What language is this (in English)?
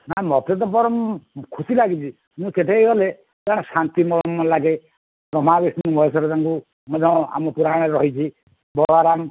Odia